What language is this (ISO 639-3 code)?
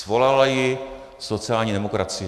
ces